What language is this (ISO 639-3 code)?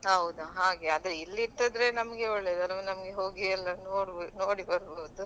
kan